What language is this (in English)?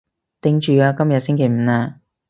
Cantonese